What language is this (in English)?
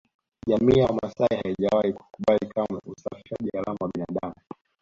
Swahili